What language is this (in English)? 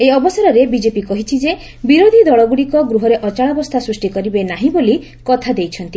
Odia